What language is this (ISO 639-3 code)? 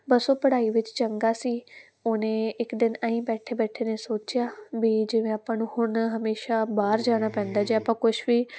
pan